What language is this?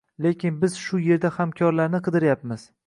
Uzbek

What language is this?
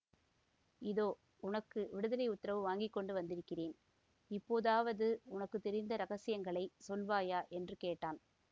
Tamil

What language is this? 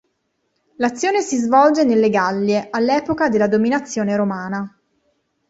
Italian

